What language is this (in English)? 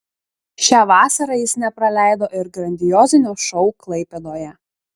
Lithuanian